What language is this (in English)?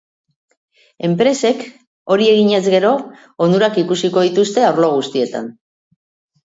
Basque